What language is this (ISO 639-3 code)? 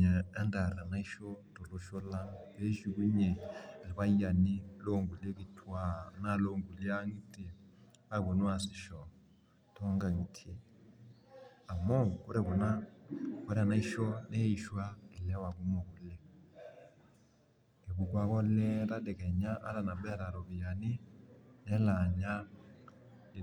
mas